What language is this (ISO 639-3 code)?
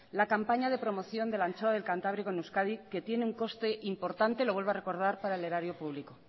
spa